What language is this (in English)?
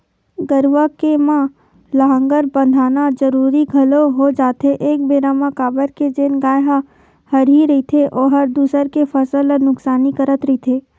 Chhattisgarhi